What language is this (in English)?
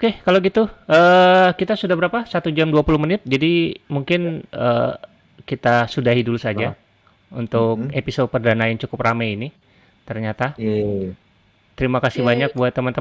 Indonesian